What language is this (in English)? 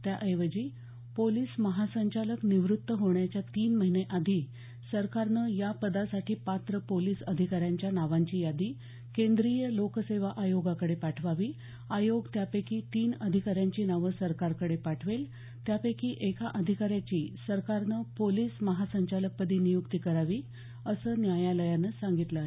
Marathi